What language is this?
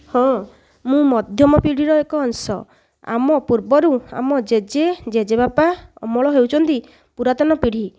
Odia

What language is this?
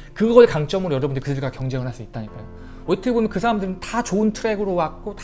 Korean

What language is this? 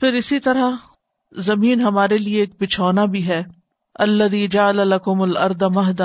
Urdu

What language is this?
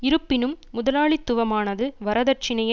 Tamil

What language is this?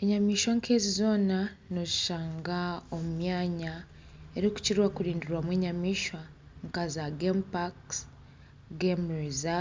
Nyankole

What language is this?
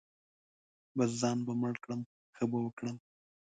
Pashto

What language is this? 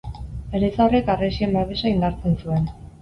Basque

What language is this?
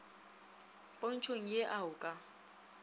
Northern Sotho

